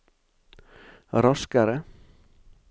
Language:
Norwegian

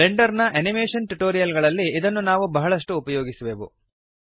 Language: Kannada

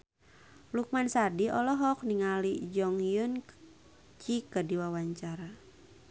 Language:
Sundanese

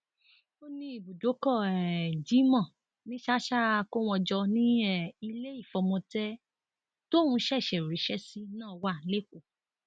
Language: Yoruba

